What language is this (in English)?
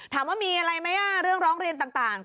Thai